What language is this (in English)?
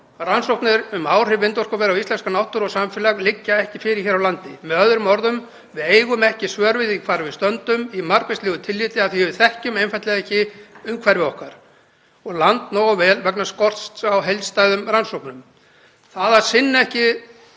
Icelandic